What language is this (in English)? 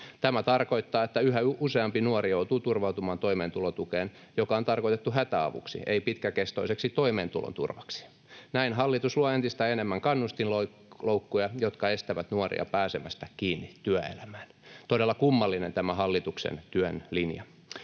Finnish